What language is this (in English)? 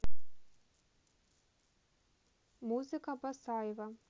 Russian